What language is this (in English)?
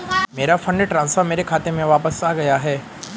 Hindi